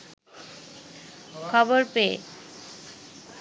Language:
Bangla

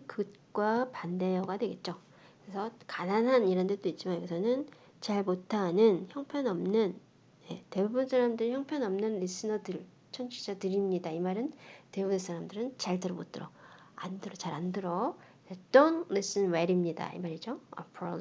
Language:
Korean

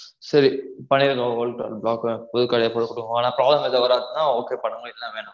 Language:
Tamil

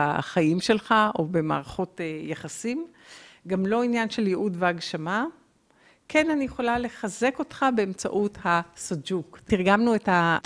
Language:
Hebrew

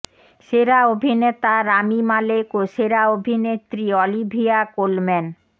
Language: Bangla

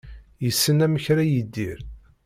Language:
Kabyle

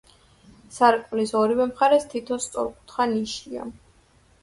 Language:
Georgian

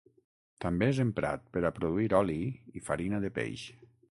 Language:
Catalan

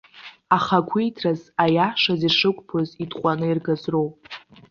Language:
Abkhazian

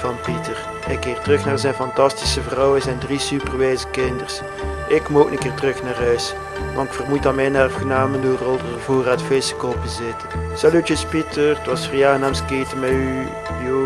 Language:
Dutch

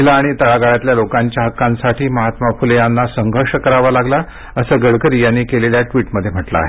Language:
Marathi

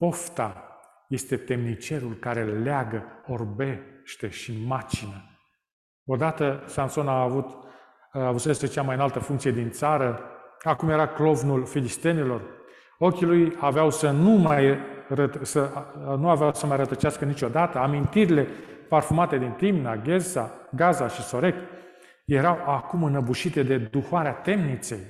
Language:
Romanian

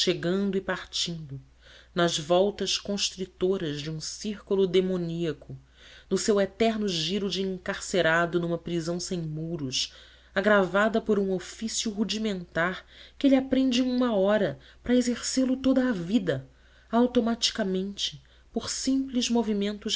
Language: Portuguese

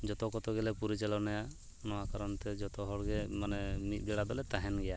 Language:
Santali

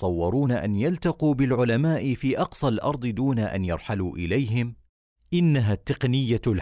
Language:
Arabic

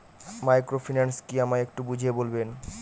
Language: Bangla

